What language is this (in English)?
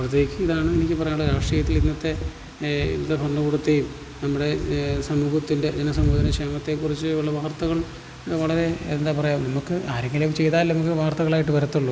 Malayalam